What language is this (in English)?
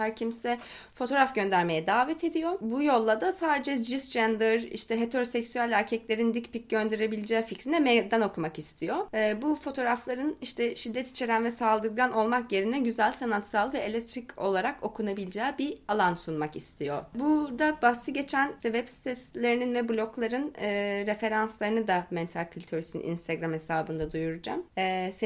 Turkish